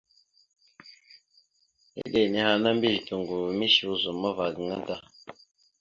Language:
Mada (Cameroon)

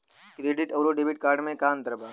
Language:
Bhojpuri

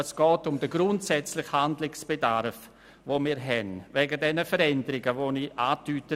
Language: Swiss German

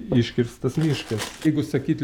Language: Lithuanian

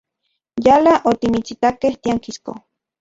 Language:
Central Puebla Nahuatl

